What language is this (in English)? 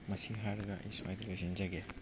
Manipuri